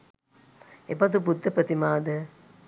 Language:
Sinhala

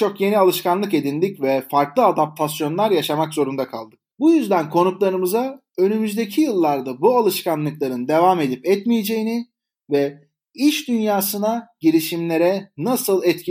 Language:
Turkish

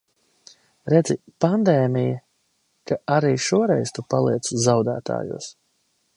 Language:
Latvian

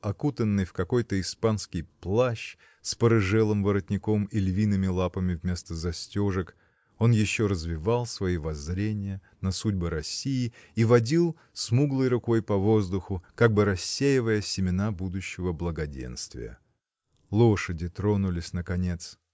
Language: Russian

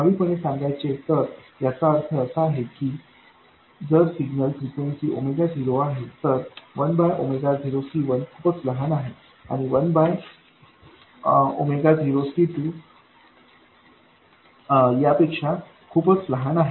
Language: Marathi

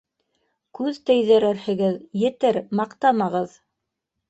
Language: Bashkir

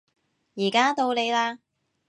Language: Cantonese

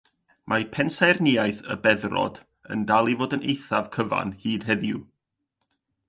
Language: Welsh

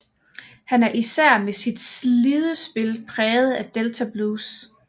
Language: Danish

